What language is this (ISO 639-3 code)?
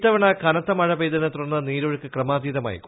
mal